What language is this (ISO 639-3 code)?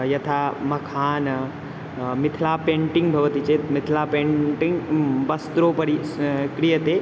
san